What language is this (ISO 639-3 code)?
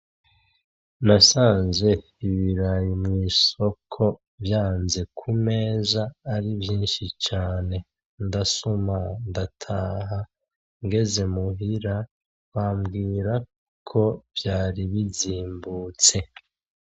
run